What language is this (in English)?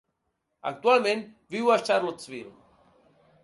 Catalan